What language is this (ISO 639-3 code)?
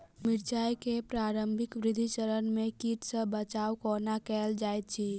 mai